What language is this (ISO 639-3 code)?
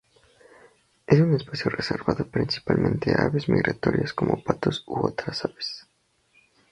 spa